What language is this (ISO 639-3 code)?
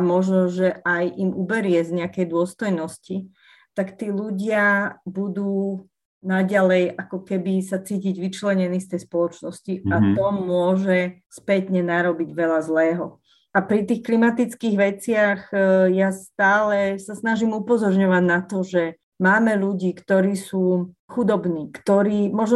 slk